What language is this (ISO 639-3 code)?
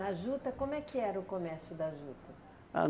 por